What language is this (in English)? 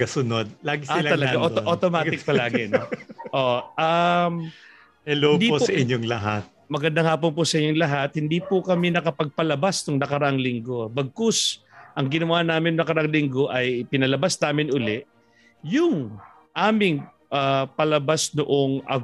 Filipino